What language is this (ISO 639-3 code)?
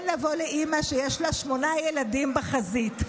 heb